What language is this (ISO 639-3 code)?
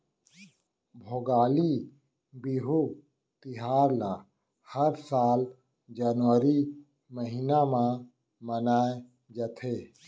hne